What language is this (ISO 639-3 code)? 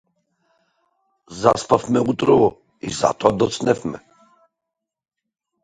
mkd